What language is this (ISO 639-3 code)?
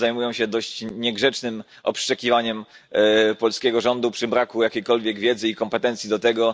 pol